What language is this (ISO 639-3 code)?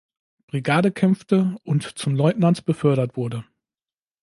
deu